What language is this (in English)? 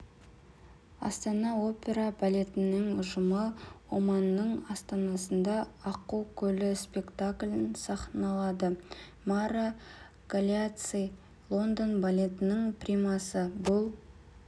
Kazakh